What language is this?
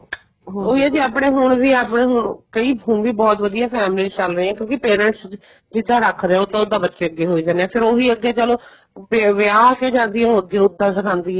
Punjabi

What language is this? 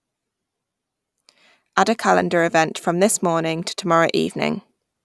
English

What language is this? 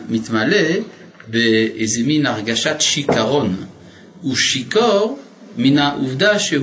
Hebrew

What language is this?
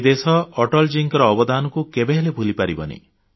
Odia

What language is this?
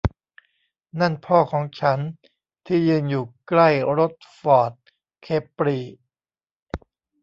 Thai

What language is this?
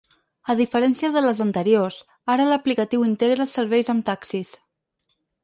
Catalan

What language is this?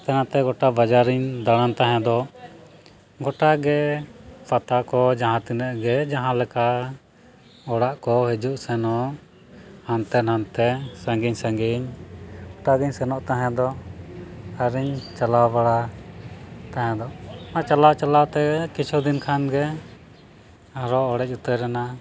Santali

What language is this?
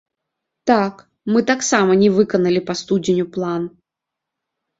Belarusian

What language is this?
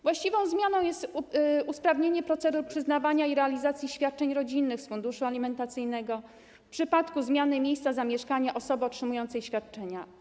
Polish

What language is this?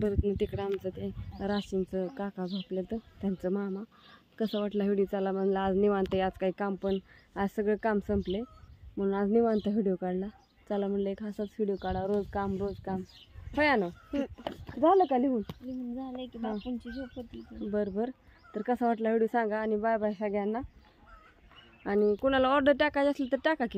Romanian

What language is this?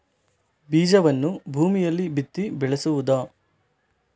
Kannada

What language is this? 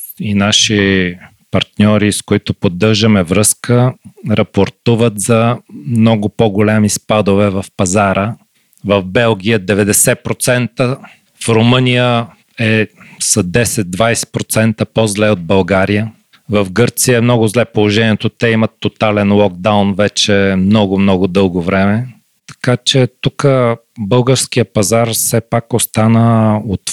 Bulgarian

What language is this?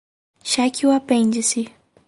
Portuguese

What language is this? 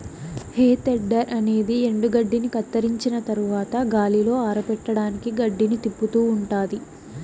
Telugu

